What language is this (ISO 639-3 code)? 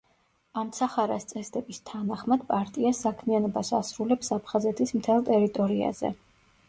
kat